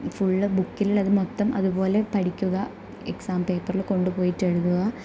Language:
Malayalam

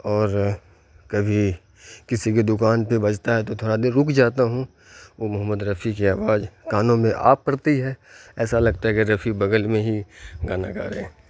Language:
Urdu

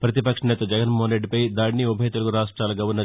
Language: Telugu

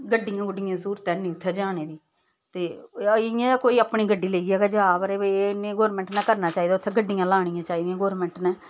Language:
Dogri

